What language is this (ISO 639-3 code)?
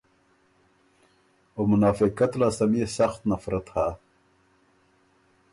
oru